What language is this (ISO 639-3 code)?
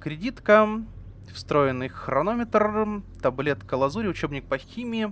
rus